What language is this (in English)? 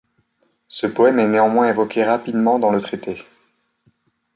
French